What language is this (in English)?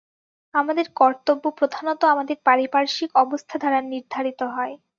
Bangla